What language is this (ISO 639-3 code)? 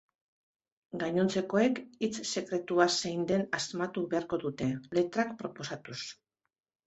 eus